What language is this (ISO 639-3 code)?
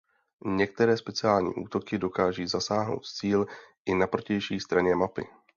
ces